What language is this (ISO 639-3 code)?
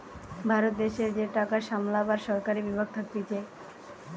ben